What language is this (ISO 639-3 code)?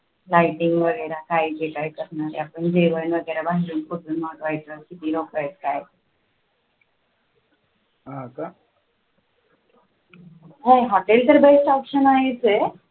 mar